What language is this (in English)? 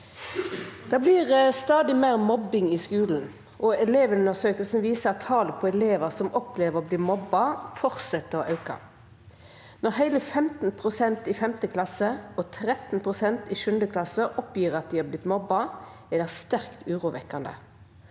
Norwegian